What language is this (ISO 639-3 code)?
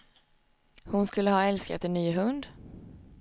swe